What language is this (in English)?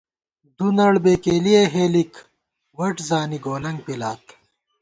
Gawar-Bati